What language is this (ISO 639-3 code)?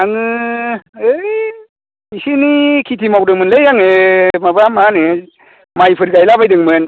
brx